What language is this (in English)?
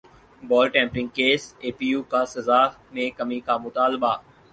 Urdu